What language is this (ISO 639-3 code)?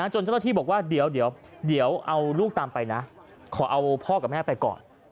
tha